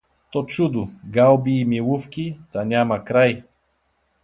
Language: Bulgarian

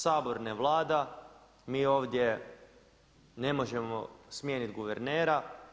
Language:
Croatian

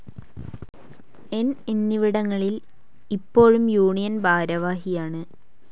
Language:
Malayalam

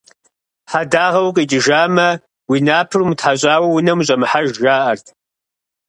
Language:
Kabardian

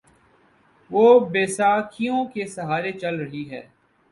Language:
Urdu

